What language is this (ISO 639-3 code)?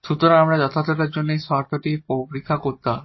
ben